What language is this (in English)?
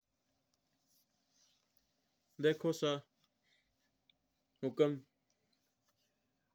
Mewari